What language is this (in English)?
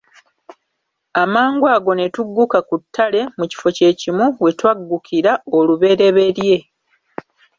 Ganda